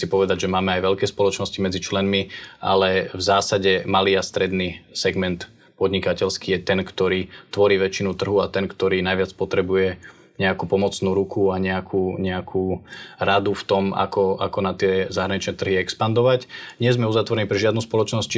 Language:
Slovak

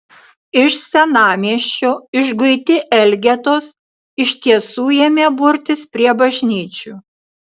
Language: Lithuanian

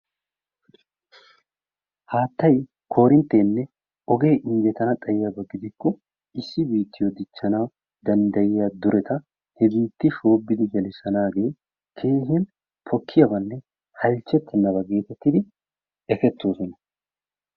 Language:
Wolaytta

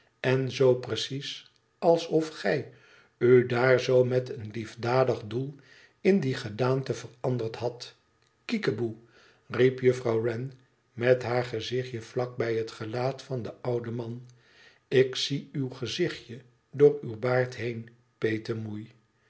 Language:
Dutch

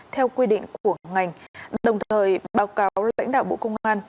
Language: Vietnamese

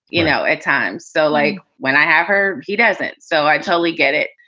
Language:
English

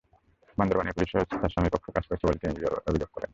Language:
Bangla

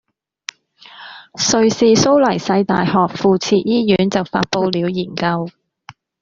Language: Cantonese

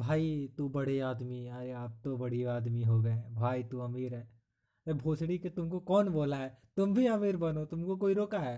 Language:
Hindi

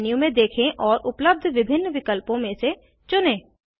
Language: Hindi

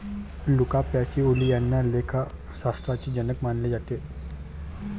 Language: Marathi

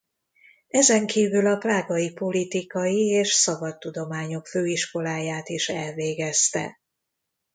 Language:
Hungarian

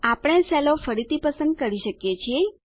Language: Gujarati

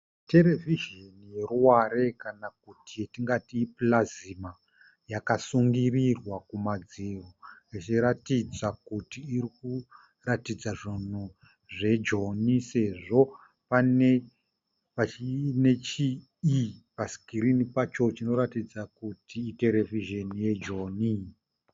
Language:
Shona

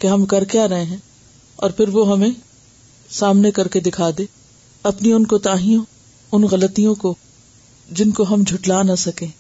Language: Urdu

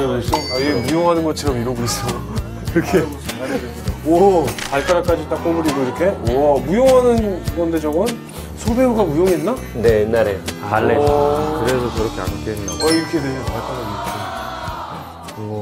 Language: Korean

